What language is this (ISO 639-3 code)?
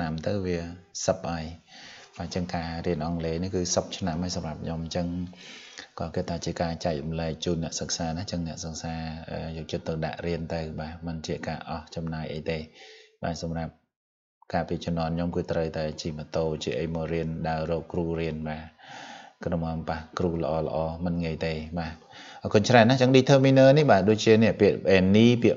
vie